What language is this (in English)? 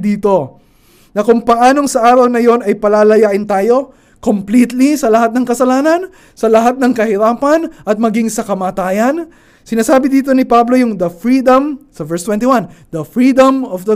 Filipino